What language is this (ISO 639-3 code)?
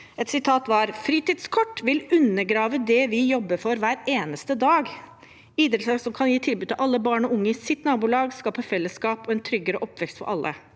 nor